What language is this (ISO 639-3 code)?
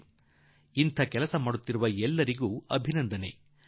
kan